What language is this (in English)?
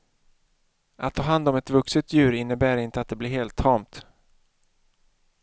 Swedish